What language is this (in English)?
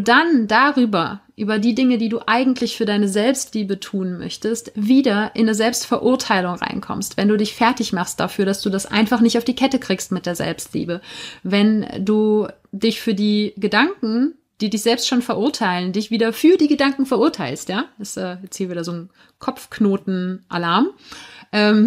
German